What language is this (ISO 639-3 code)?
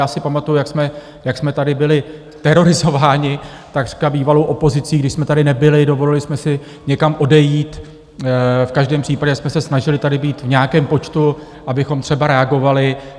ces